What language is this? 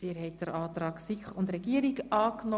Swiss German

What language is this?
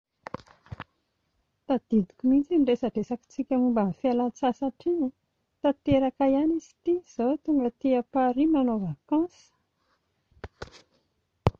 Malagasy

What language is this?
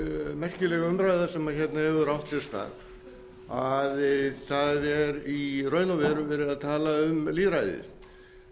Icelandic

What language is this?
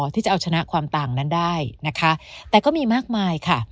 Thai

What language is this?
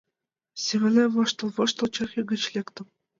Mari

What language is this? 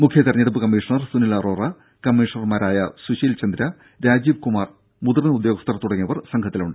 Malayalam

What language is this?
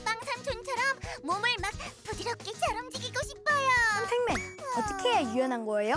Korean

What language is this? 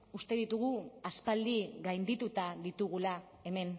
Basque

